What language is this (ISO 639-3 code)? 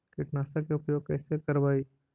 mag